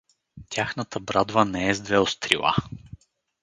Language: Bulgarian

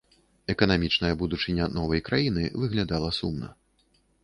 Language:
Belarusian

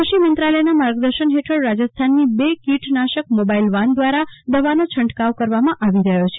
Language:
Gujarati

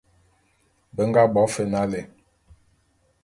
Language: Bulu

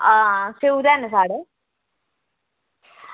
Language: Dogri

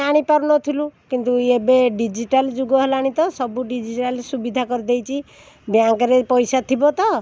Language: Odia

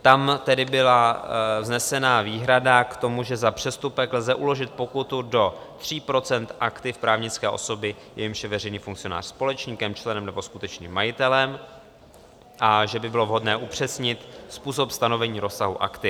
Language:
Czech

